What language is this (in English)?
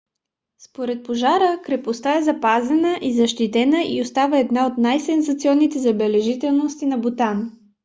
Bulgarian